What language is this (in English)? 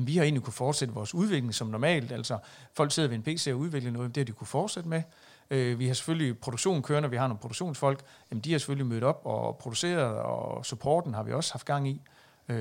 Danish